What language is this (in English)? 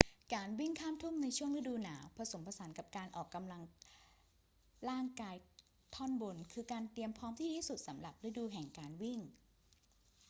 Thai